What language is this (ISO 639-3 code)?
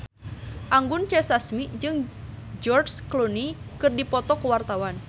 sun